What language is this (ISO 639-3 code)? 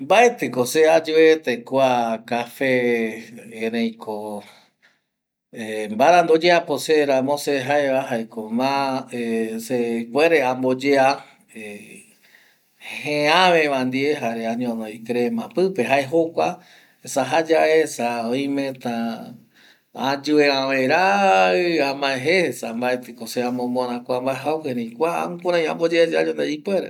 gui